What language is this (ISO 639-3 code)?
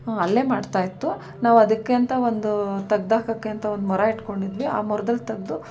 kan